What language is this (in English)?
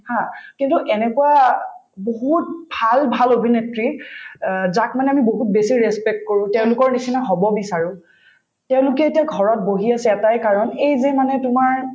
Assamese